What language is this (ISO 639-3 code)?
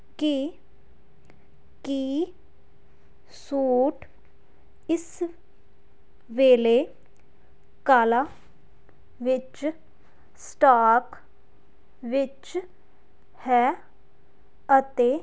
pan